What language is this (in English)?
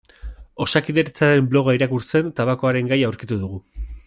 Basque